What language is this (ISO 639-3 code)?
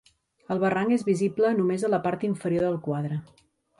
cat